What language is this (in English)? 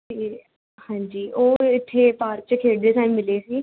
Punjabi